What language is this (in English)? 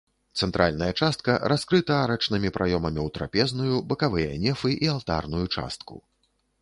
Belarusian